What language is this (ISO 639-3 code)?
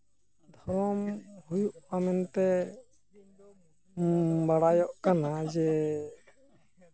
sat